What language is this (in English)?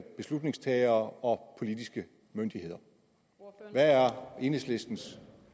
Danish